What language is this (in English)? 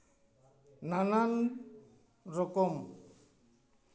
Santali